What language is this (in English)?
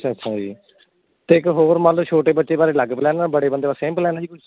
Punjabi